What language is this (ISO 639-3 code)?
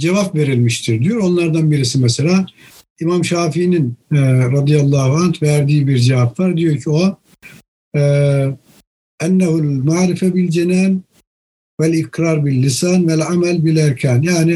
tur